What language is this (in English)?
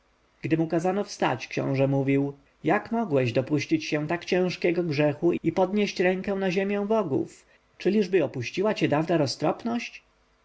Polish